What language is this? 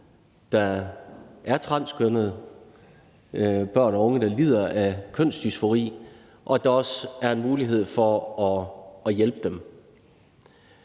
Danish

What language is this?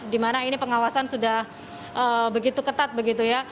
Indonesian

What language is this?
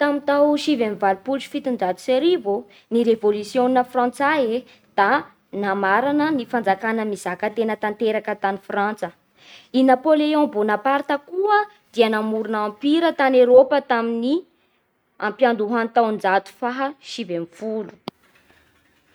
Bara Malagasy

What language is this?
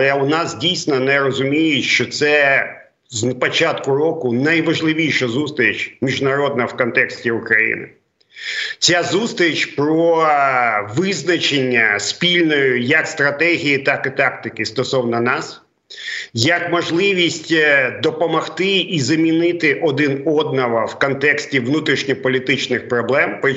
Ukrainian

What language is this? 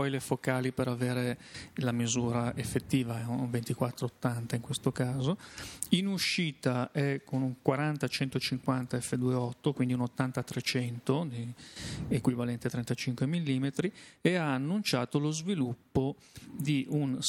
Italian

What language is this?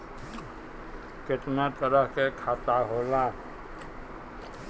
Bhojpuri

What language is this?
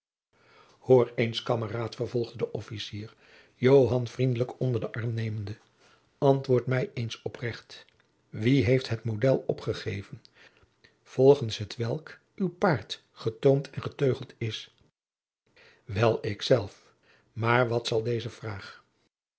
Dutch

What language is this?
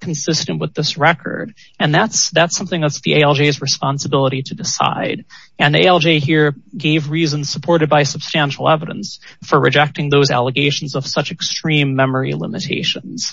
English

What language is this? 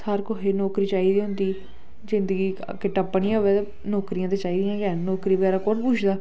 Dogri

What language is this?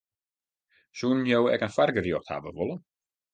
Western Frisian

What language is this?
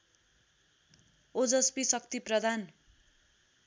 Nepali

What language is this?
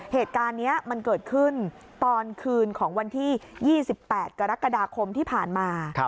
Thai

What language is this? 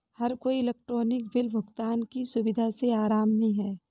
Hindi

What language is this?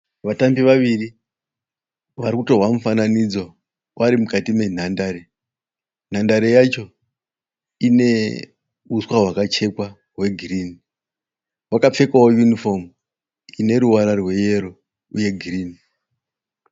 Shona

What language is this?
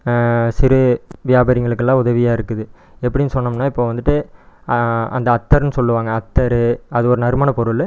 Tamil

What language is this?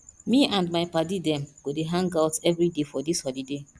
Nigerian Pidgin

